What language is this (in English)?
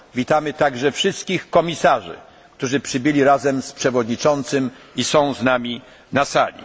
Polish